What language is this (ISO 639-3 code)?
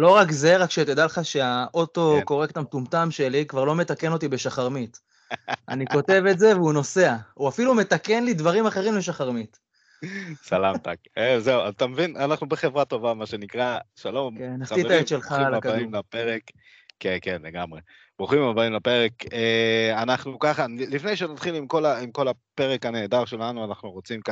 heb